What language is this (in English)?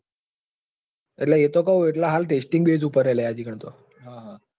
Gujarati